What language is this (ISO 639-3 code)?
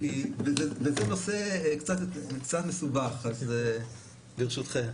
heb